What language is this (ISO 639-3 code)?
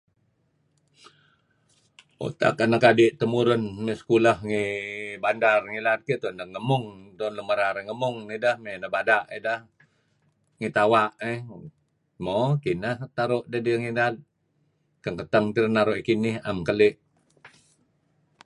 kzi